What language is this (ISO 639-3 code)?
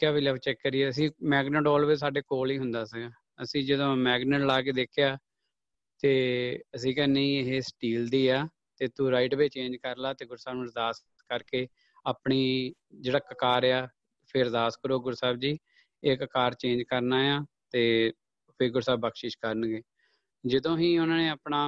pan